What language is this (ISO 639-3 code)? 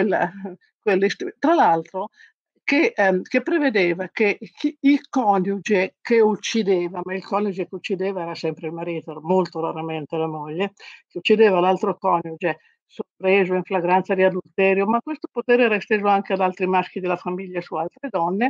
ita